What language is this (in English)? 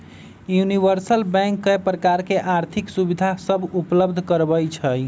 Magahi